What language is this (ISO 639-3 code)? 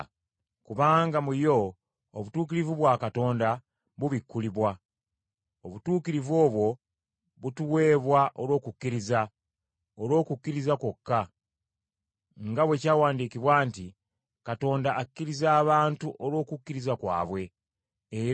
lug